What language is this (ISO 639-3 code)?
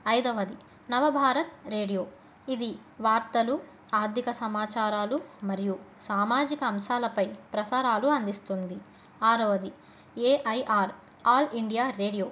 tel